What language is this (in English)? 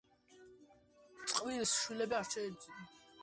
Georgian